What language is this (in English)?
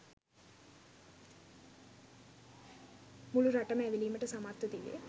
Sinhala